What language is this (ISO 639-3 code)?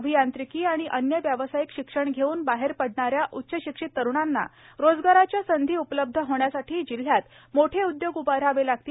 mar